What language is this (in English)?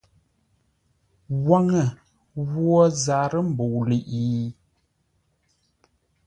Ngombale